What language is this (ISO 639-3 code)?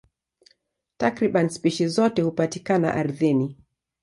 swa